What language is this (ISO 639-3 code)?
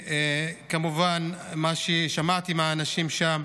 heb